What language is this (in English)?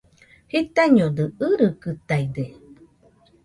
Nüpode Huitoto